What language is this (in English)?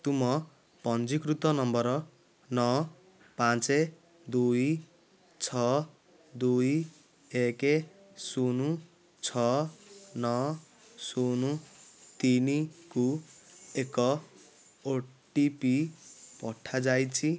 Odia